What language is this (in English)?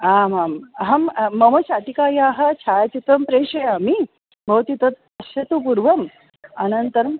Sanskrit